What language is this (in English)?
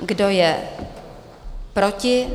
Czech